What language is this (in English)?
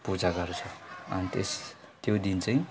Nepali